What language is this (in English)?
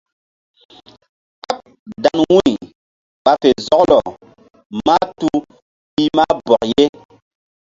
Mbum